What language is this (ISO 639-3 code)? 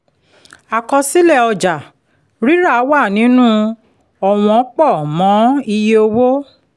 yor